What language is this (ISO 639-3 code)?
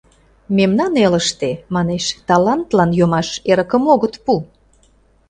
chm